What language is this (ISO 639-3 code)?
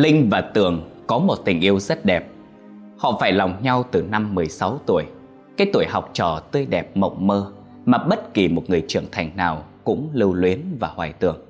vie